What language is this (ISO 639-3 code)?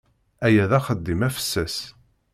kab